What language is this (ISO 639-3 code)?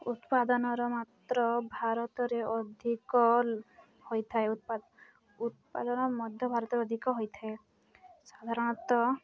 ori